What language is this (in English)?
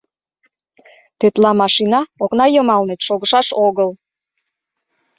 Mari